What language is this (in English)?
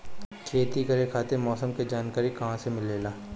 Bhojpuri